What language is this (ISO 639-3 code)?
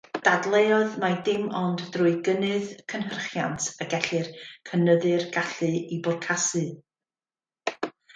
cym